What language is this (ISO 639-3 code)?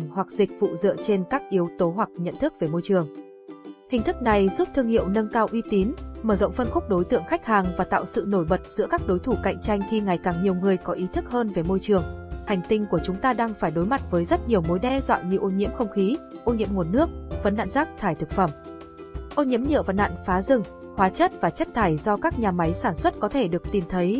vie